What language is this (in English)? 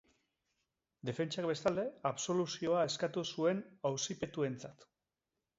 Basque